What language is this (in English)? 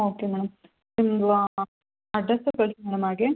Kannada